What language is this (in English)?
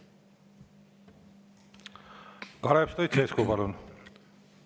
Estonian